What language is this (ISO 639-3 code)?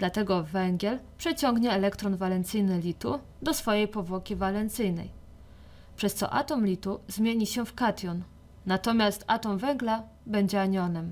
pol